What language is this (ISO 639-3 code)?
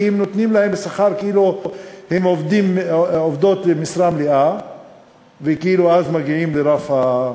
heb